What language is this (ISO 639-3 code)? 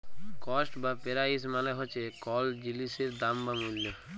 ben